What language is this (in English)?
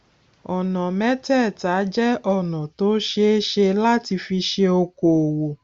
Yoruba